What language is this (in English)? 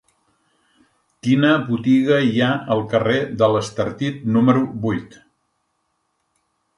Catalan